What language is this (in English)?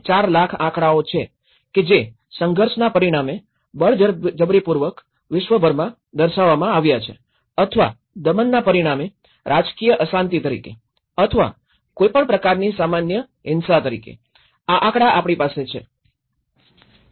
Gujarati